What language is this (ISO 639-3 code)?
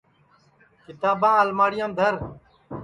ssi